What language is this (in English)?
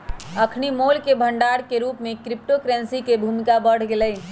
Magahi